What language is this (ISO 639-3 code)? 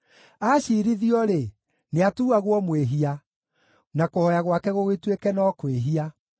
kik